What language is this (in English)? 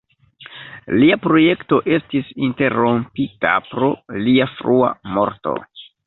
Esperanto